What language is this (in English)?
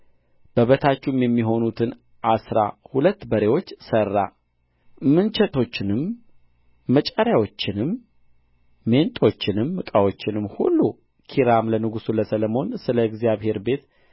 Amharic